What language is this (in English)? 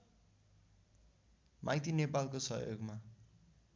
Nepali